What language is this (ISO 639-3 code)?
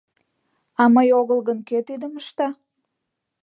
chm